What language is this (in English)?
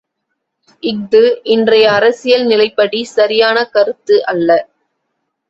Tamil